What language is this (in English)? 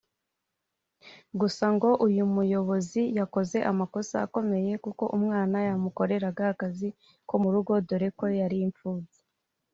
Kinyarwanda